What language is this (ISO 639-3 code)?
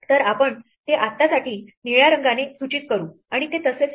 mar